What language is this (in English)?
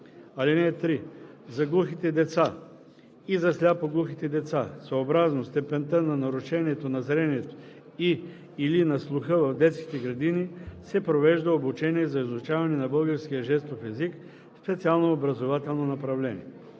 Bulgarian